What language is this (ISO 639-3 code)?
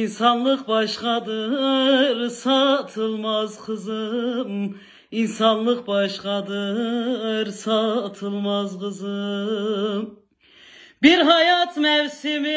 tur